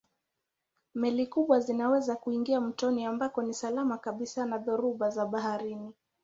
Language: Swahili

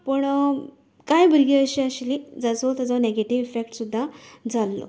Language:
Konkani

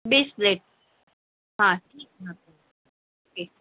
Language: Urdu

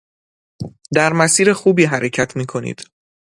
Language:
Persian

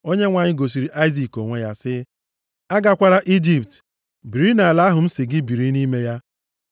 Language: Igbo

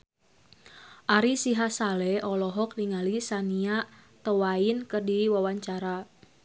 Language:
Sundanese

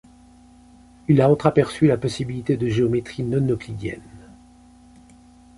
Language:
French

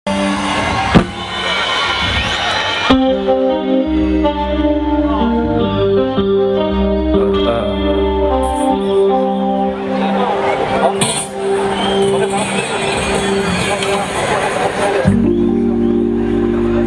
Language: Arabic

